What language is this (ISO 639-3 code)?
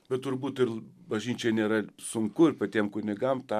lit